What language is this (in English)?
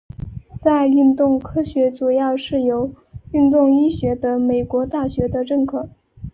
Chinese